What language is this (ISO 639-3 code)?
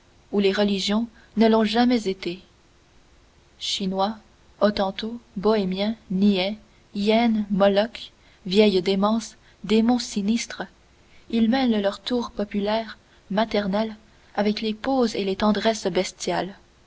fra